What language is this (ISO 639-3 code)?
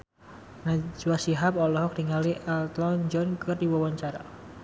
sun